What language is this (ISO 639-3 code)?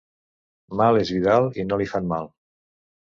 cat